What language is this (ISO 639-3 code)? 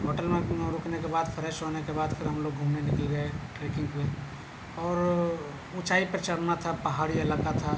urd